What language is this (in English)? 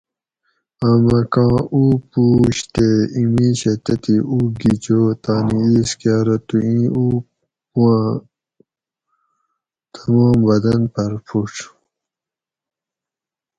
Gawri